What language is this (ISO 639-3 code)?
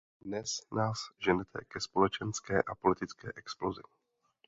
ces